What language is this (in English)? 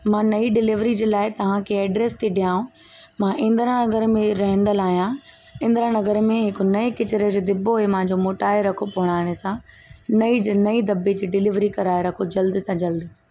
Sindhi